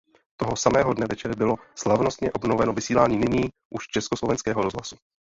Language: Czech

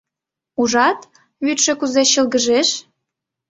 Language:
Mari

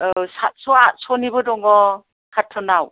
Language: Bodo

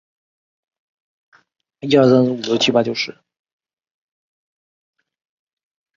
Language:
Chinese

